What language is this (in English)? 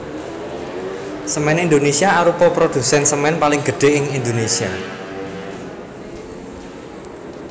Javanese